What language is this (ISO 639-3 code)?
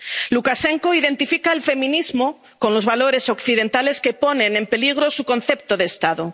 spa